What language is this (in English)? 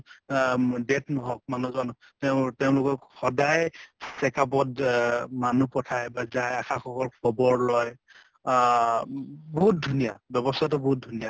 Assamese